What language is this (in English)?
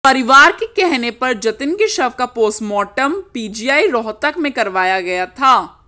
Hindi